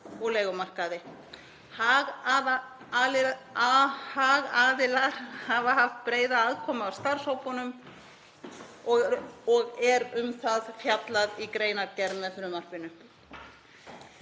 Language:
Icelandic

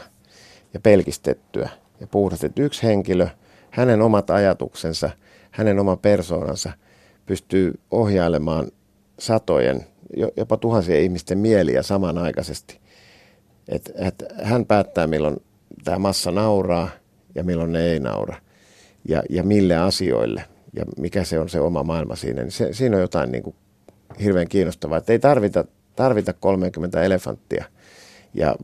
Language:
Finnish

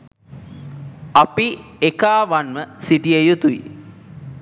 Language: Sinhala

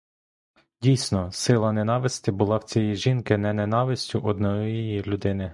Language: Ukrainian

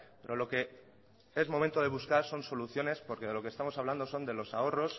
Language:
Spanish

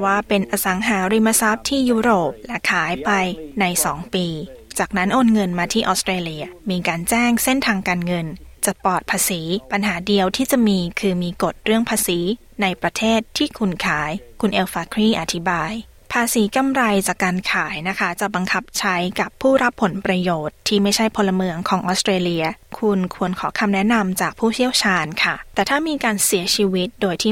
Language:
Thai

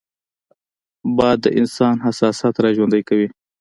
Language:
Pashto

